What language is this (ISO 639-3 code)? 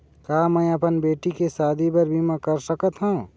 hne